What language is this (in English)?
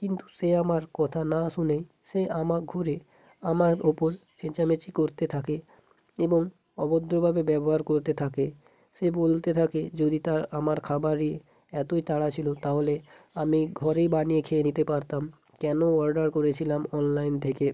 Bangla